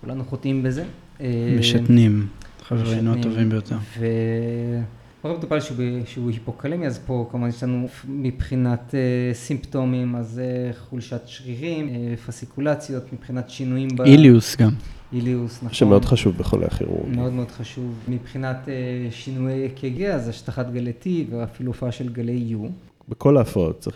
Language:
Hebrew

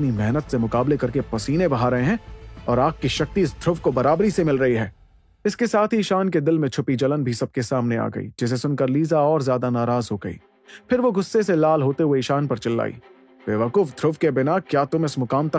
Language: Hindi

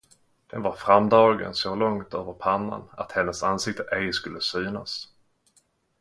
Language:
Swedish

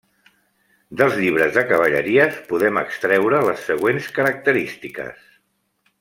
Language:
Catalan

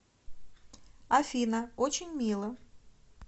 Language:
Russian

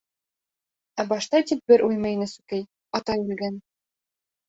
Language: Bashkir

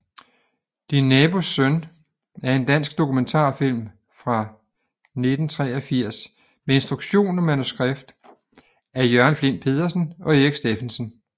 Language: Danish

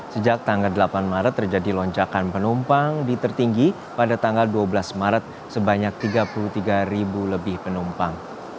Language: Indonesian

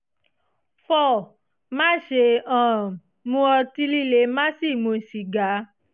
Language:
Yoruba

